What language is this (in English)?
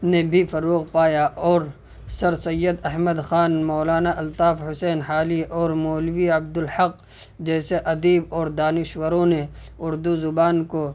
Urdu